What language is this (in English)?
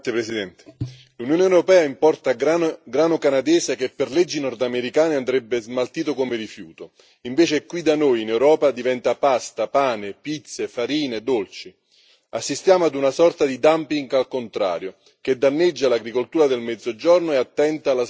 Italian